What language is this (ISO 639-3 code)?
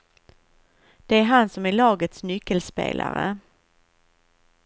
swe